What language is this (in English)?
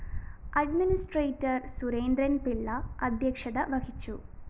Malayalam